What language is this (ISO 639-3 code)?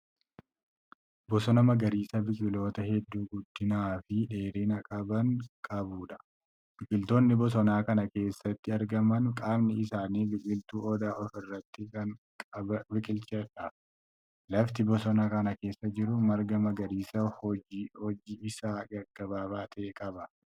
orm